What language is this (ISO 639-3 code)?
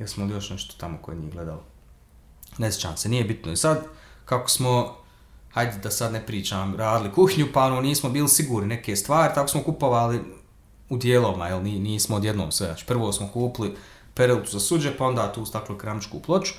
hrv